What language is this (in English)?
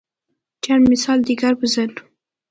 Persian